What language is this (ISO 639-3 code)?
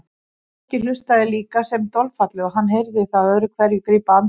isl